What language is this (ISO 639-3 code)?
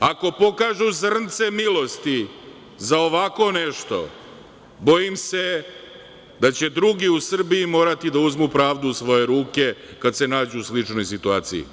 srp